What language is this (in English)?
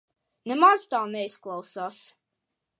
Latvian